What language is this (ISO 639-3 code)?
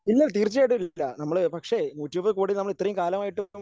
mal